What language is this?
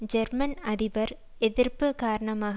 Tamil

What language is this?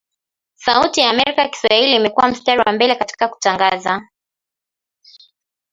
Swahili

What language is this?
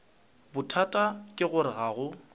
Northern Sotho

